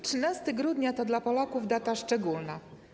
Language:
Polish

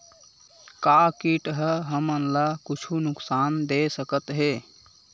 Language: Chhattisgarhi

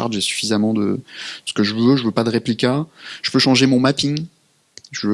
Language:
French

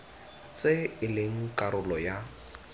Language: Tswana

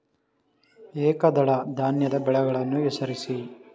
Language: Kannada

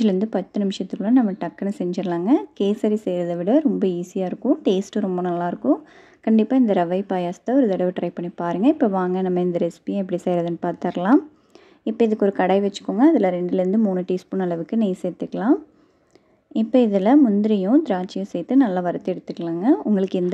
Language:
Japanese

